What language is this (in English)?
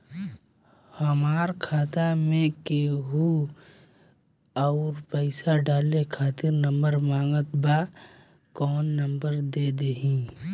Bhojpuri